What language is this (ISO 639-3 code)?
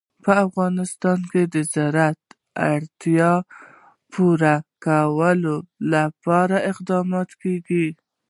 pus